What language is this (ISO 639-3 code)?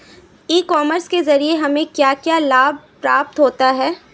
hin